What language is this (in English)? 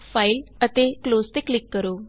Punjabi